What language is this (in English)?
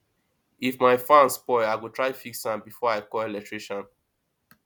Nigerian Pidgin